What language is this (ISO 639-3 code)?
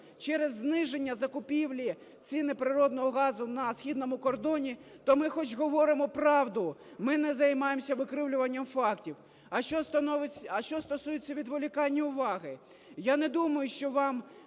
ukr